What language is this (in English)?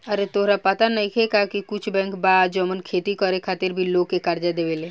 Bhojpuri